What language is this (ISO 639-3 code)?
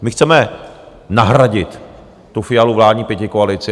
ces